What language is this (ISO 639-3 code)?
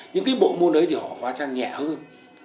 vie